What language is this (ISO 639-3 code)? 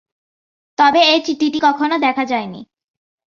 ben